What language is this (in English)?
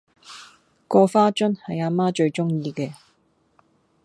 Cantonese